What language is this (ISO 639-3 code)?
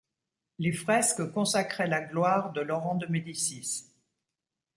fra